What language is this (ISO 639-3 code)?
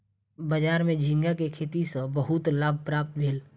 mai